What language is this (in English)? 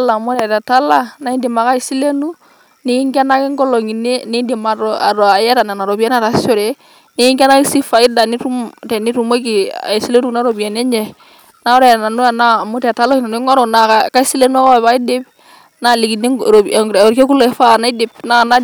Masai